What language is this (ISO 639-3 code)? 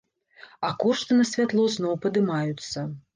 bel